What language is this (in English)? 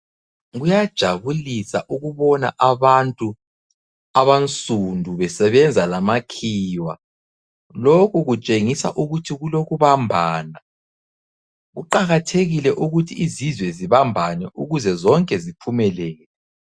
North Ndebele